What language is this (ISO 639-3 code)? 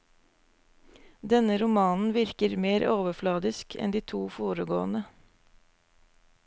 nor